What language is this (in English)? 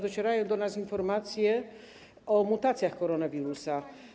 Polish